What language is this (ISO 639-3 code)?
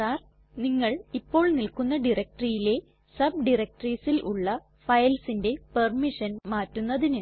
mal